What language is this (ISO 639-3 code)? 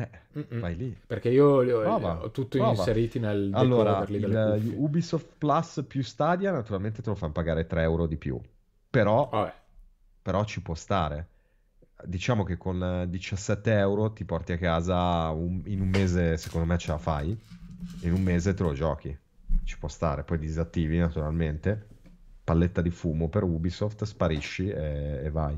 ita